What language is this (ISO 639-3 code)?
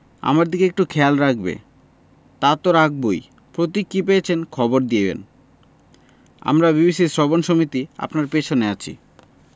ben